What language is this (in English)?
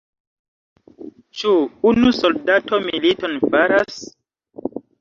Esperanto